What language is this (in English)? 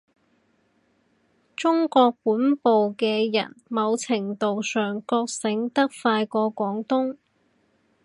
Cantonese